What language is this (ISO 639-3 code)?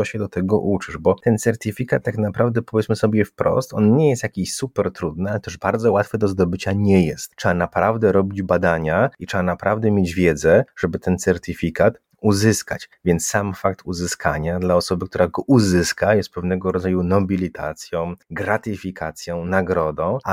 pol